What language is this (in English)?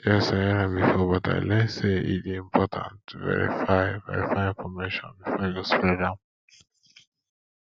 Nigerian Pidgin